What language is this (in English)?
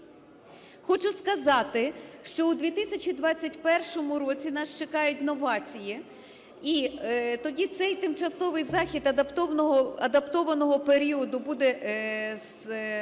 Ukrainian